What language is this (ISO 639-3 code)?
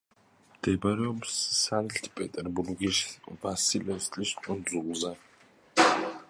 kat